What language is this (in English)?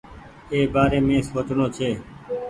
Goaria